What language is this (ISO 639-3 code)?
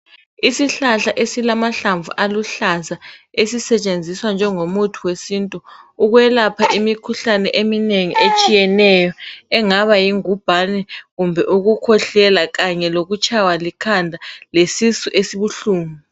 nde